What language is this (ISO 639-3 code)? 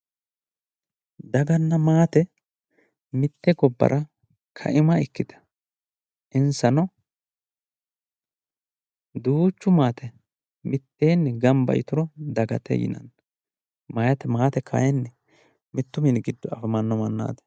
sid